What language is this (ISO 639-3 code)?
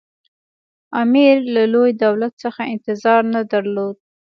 pus